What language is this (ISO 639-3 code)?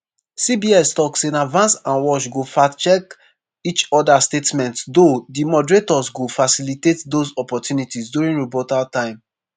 pcm